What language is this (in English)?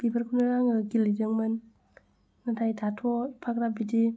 Bodo